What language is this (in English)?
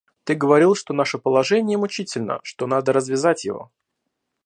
Russian